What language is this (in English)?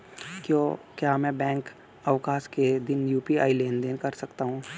Hindi